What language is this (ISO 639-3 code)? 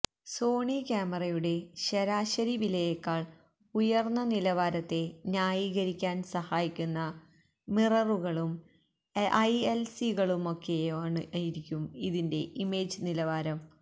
mal